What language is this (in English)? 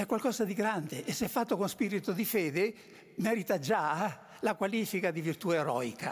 Italian